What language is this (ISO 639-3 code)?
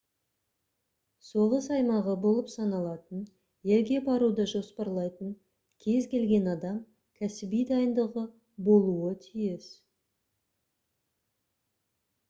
kaz